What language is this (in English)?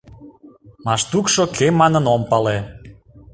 Mari